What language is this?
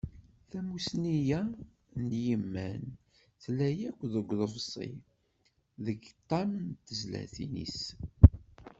Kabyle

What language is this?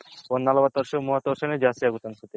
Kannada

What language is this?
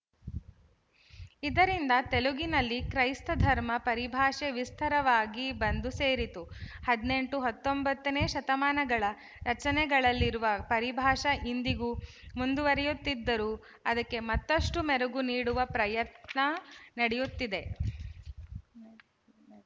Kannada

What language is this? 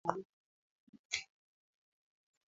Swahili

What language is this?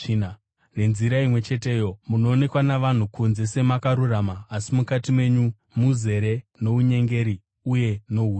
Shona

